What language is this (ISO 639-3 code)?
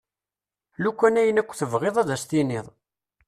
kab